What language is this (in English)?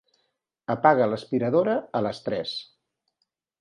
Catalan